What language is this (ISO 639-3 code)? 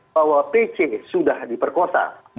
ind